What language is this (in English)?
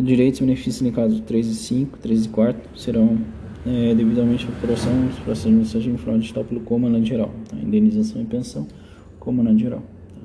Portuguese